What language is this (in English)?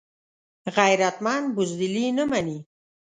Pashto